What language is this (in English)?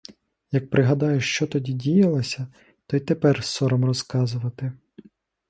Ukrainian